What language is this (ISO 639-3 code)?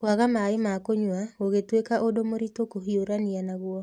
kik